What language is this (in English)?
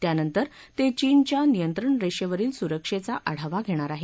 Marathi